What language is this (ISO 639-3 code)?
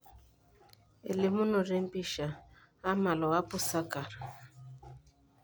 mas